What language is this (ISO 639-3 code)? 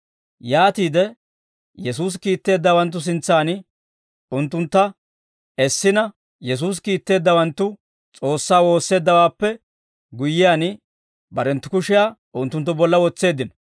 dwr